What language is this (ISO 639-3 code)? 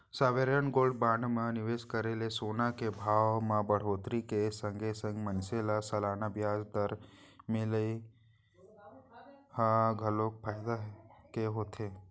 hne